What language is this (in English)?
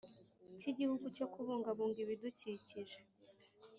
Kinyarwanda